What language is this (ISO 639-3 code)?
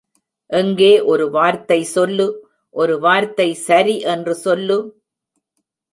tam